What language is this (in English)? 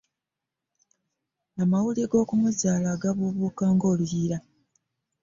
Ganda